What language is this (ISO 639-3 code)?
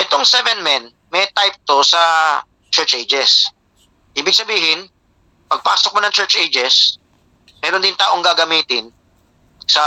fil